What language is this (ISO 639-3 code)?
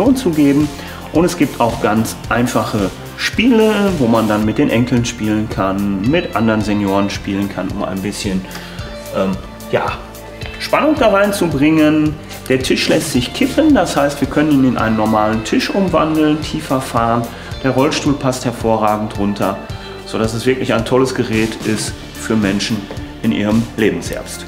deu